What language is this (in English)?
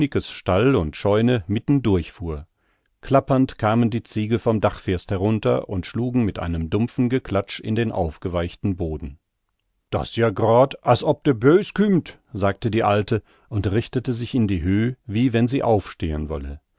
German